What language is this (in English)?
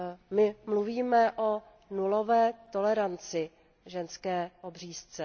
Czech